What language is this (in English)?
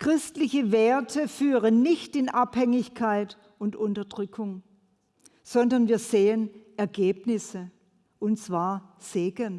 German